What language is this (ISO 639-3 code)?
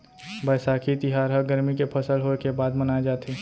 hne